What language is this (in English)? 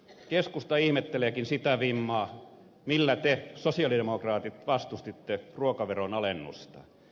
Finnish